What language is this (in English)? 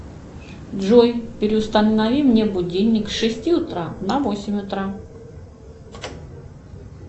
Russian